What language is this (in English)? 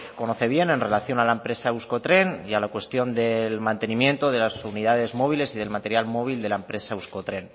Spanish